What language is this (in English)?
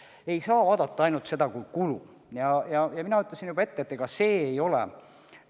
Estonian